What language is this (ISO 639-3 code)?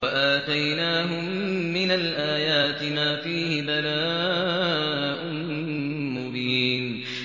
ara